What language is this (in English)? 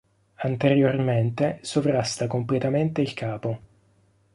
Italian